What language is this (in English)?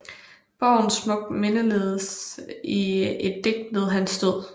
Danish